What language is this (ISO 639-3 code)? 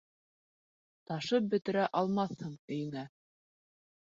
bak